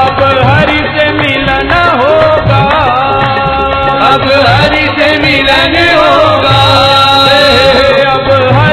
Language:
Hindi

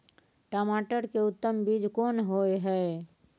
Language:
Maithili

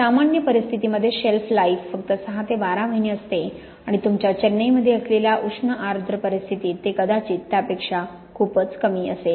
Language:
Marathi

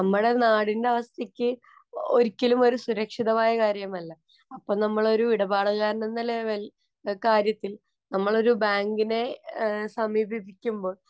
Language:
Malayalam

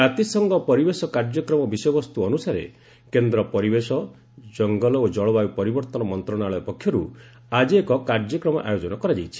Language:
Odia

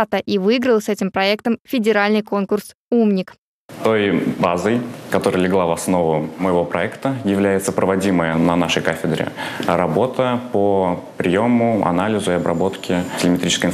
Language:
Russian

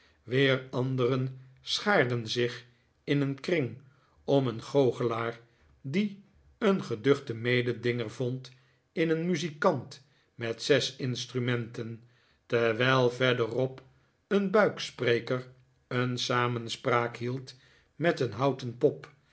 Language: Dutch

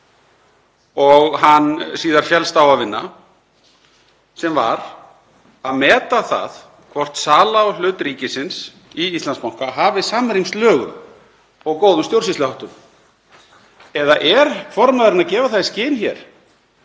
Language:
Icelandic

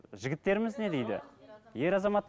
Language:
Kazakh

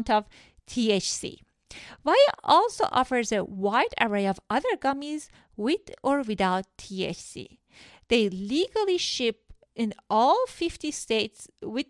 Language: Persian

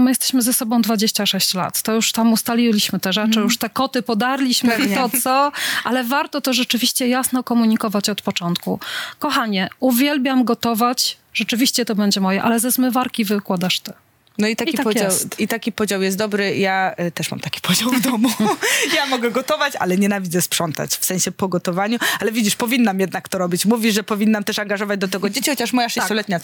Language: Polish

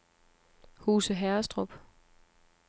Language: Danish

